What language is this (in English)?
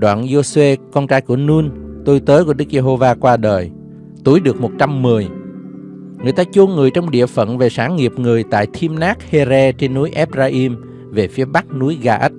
Vietnamese